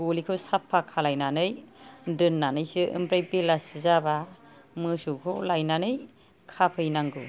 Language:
Bodo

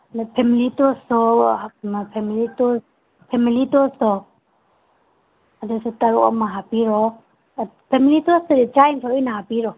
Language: Manipuri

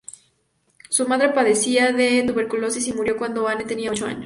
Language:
Spanish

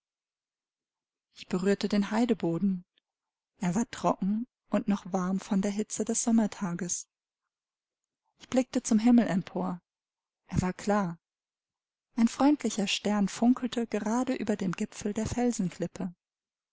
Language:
German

